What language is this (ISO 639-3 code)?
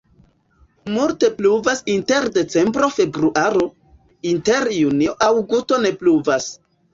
epo